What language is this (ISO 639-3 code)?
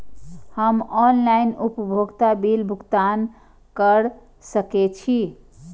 mai